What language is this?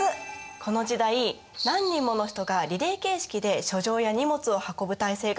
Japanese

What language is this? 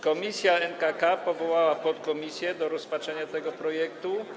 Polish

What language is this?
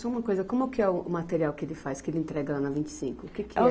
Portuguese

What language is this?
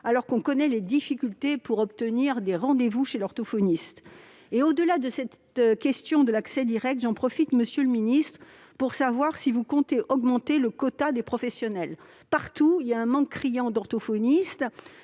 French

